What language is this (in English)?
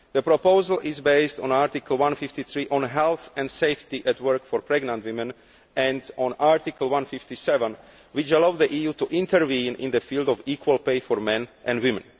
English